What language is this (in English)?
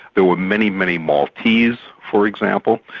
English